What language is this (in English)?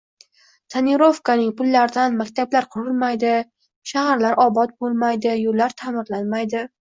Uzbek